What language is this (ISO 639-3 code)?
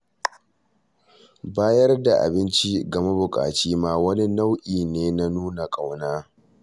hau